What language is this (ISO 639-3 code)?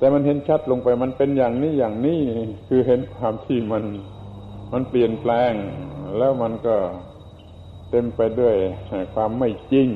tha